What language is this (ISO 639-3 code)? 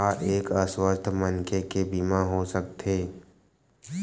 hne